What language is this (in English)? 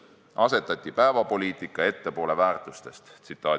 Estonian